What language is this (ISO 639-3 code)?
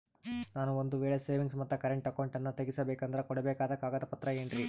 kan